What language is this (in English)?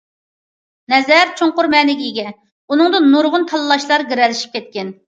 Uyghur